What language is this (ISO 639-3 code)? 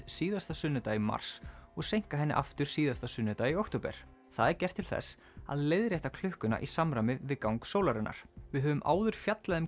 isl